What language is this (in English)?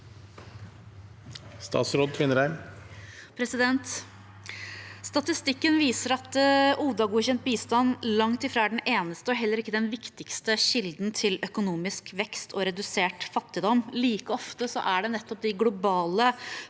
Norwegian